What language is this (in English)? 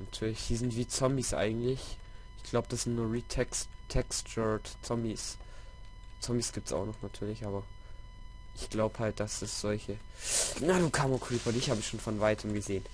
German